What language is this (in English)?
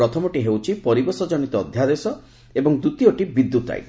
Odia